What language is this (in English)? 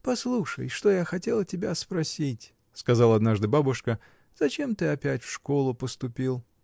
Russian